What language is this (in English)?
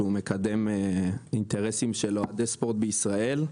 Hebrew